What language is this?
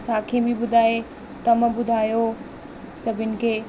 Sindhi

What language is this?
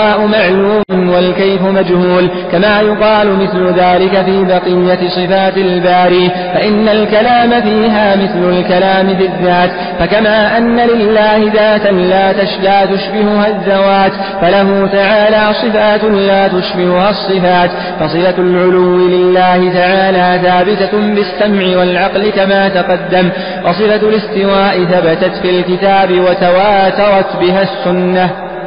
Arabic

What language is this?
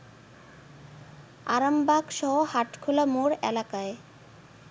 Bangla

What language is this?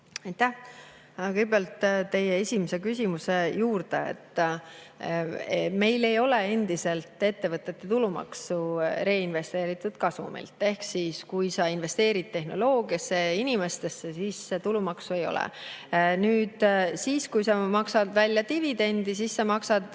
Estonian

